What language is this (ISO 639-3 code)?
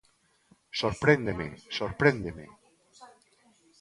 glg